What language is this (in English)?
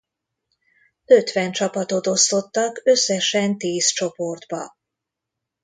Hungarian